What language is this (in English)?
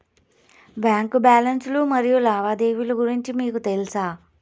Telugu